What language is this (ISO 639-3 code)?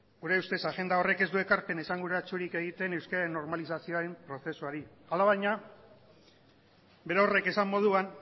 eus